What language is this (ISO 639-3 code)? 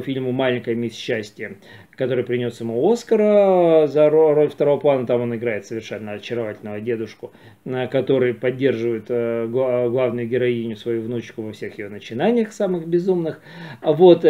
rus